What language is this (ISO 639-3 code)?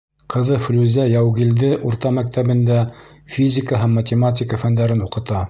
bak